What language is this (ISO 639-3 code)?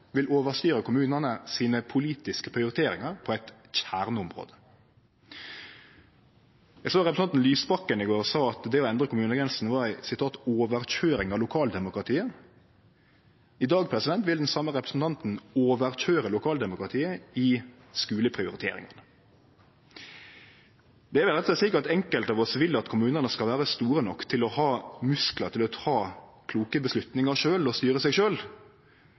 nno